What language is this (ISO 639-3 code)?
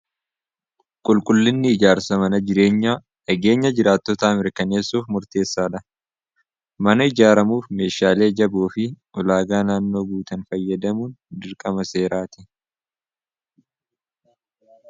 orm